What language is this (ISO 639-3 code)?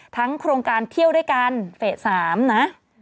tha